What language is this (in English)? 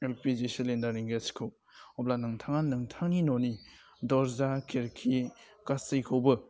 Bodo